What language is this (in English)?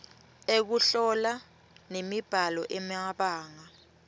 Swati